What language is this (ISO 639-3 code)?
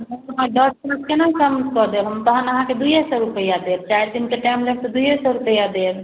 mai